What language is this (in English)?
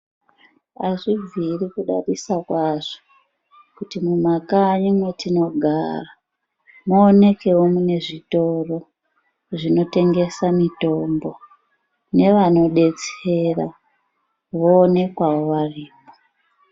Ndau